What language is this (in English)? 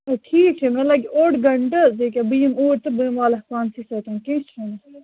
Kashmiri